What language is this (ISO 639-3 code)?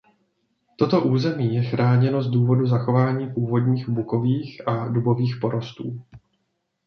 ces